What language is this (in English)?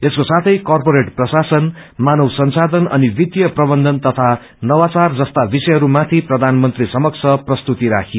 Nepali